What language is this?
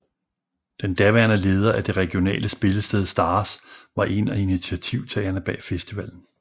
Danish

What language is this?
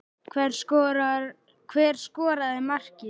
Icelandic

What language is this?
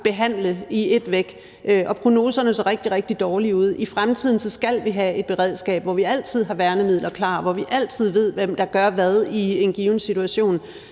Danish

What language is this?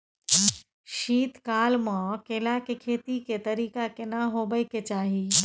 Maithili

